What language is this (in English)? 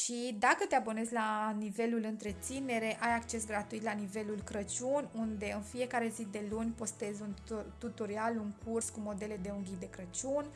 Romanian